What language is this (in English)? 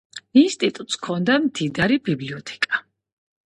Georgian